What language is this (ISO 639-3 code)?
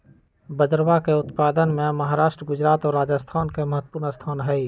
mag